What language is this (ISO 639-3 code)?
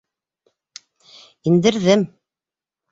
bak